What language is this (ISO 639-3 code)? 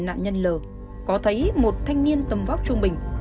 vie